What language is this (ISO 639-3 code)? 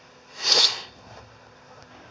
fin